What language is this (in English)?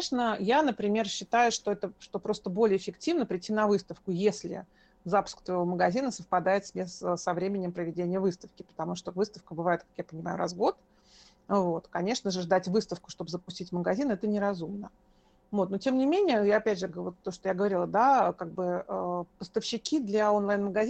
Russian